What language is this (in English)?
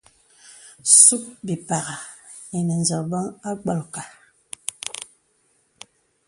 Bebele